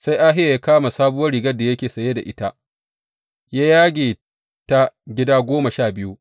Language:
Hausa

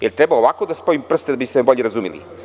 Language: Serbian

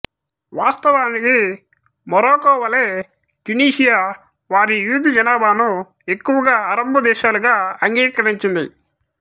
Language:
Telugu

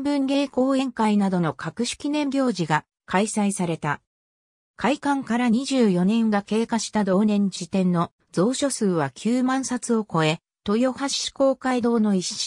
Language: Japanese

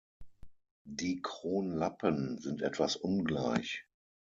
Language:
German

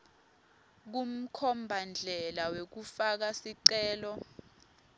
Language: Swati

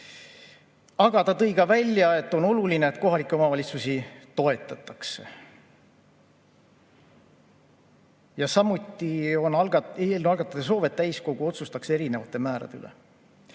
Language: Estonian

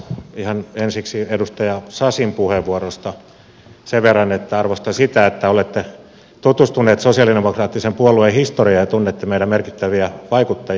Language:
Finnish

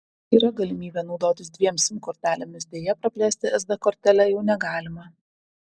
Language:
Lithuanian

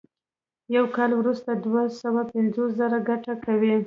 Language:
Pashto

